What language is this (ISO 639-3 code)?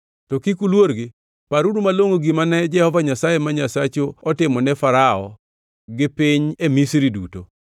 luo